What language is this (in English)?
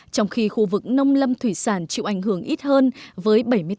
Vietnamese